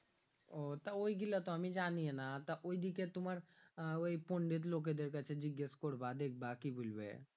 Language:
Bangla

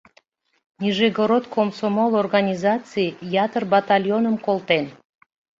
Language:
Mari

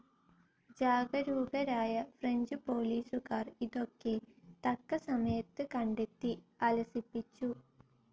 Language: Malayalam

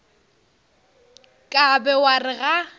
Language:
Northern Sotho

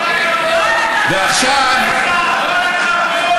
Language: Hebrew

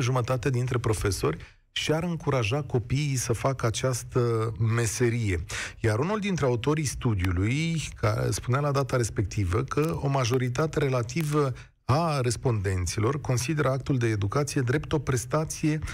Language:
Romanian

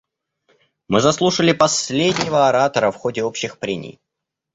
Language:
Russian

